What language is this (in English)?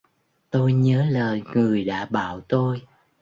Vietnamese